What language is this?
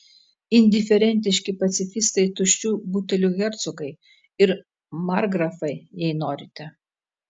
Lithuanian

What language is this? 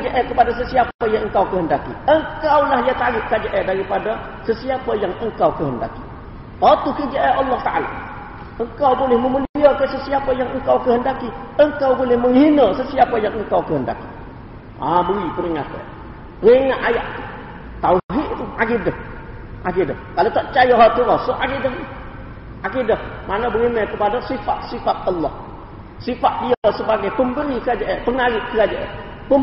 Malay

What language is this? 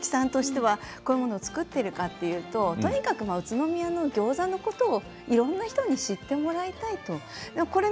Japanese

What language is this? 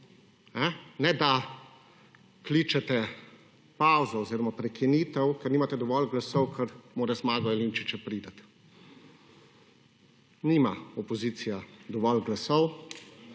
Slovenian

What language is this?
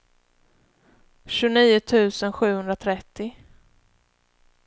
Swedish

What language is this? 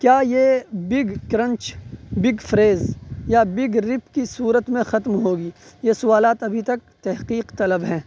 Urdu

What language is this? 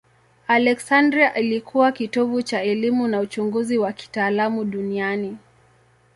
Swahili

